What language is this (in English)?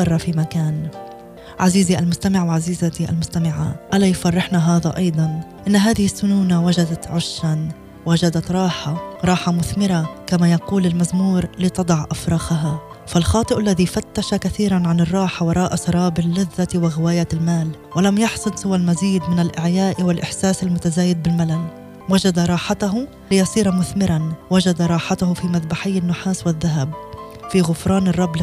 Arabic